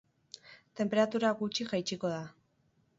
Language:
Basque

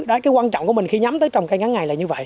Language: Vietnamese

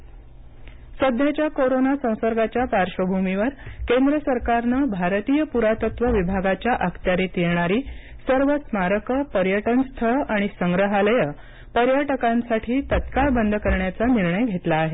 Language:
Marathi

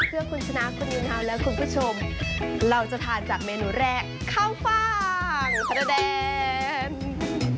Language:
Thai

